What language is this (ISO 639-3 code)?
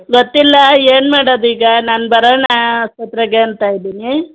kan